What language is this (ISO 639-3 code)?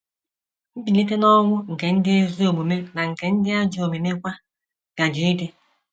ibo